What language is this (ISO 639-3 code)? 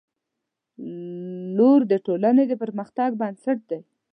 pus